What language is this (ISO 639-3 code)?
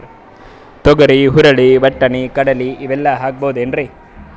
kan